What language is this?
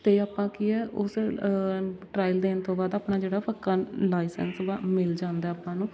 Punjabi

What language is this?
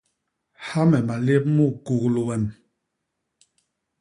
Basaa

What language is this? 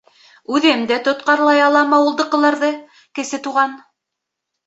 Bashkir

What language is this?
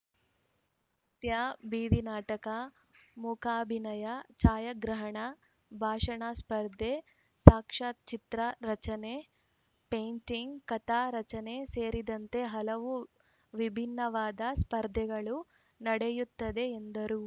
Kannada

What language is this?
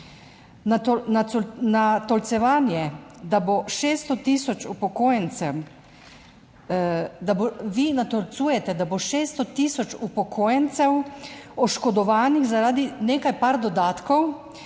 Slovenian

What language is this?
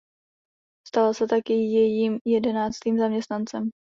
Czech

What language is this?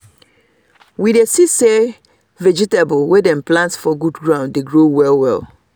Nigerian Pidgin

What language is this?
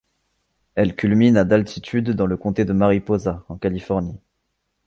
French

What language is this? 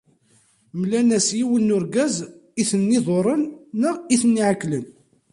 Kabyle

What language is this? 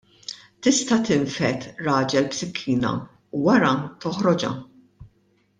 Maltese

